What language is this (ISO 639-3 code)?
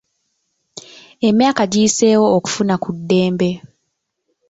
lug